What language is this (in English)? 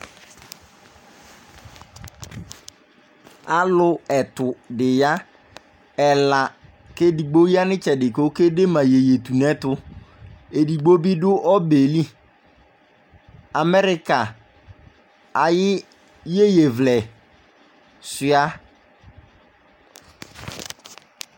Ikposo